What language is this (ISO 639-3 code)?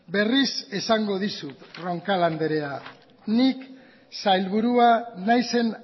eus